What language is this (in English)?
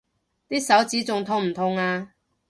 Cantonese